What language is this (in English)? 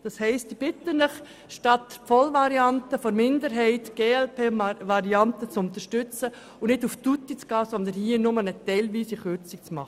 Swiss German